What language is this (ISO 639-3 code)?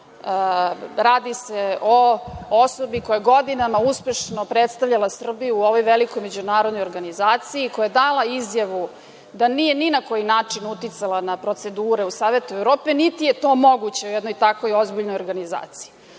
srp